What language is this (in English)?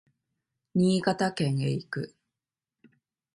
Japanese